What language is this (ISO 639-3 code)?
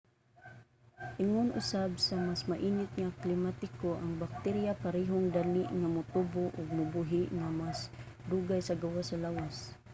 ceb